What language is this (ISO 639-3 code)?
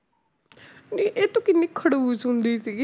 pan